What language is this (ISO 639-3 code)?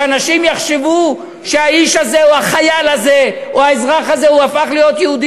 heb